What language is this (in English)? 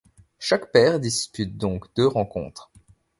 French